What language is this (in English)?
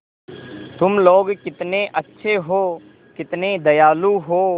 Hindi